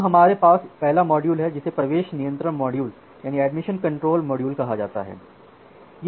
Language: Hindi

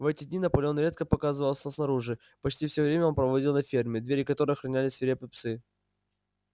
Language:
Russian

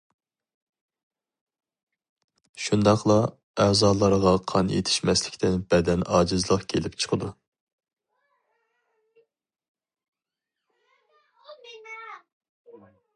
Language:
Uyghur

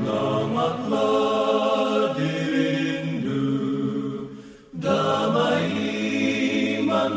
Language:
Indonesian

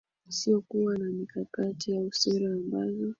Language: Swahili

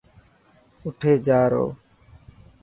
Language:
Dhatki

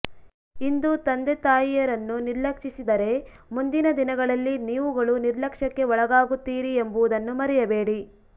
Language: Kannada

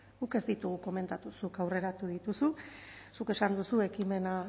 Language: Basque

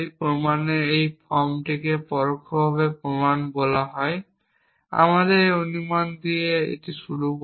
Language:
Bangla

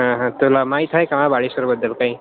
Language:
Marathi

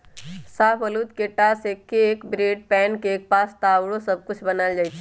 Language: Magahi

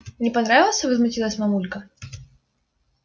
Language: Russian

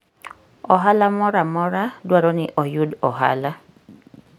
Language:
Luo (Kenya and Tanzania)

